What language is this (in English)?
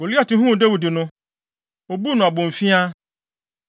Akan